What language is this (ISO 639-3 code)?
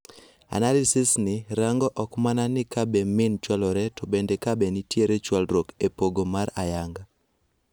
luo